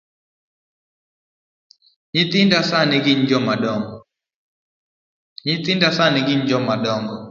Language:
Luo (Kenya and Tanzania)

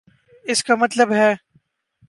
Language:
Urdu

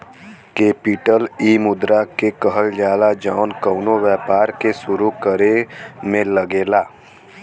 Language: Bhojpuri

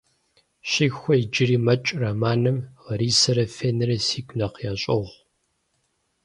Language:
Kabardian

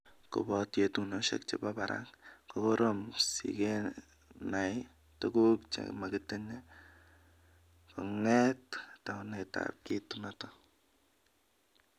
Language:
Kalenjin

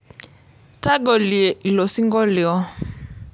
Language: Masai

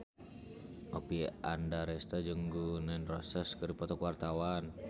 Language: Sundanese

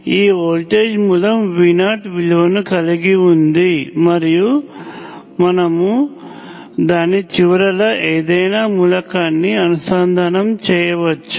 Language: Telugu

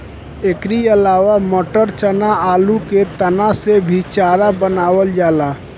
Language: Bhojpuri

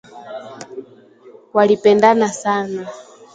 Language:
Swahili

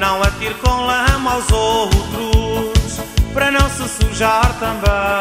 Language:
Portuguese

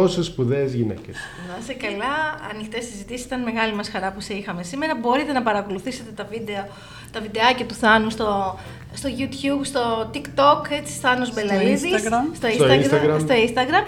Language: Greek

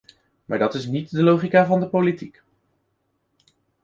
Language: Dutch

